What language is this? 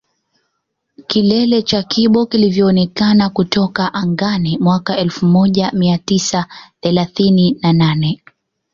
Swahili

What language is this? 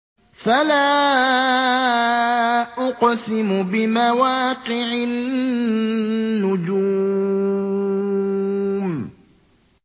Arabic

